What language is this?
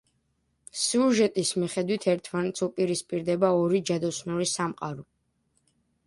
Georgian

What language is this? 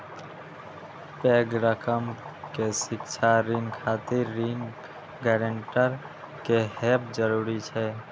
Maithili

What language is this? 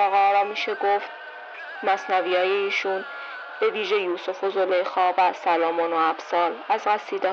Persian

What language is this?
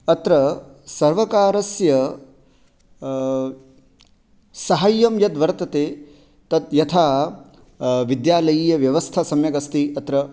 Sanskrit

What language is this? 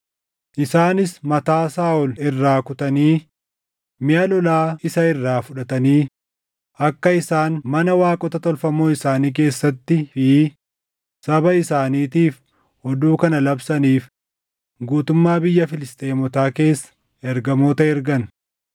Oromo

